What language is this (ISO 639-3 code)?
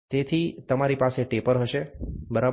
guj